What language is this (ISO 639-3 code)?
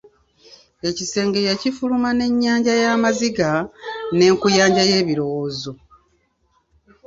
lug